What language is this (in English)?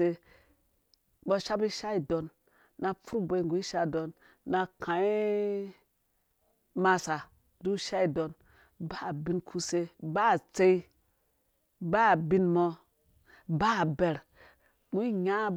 Dũya